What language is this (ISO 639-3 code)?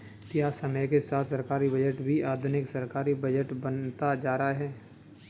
hin